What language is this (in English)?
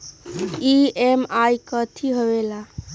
Magahi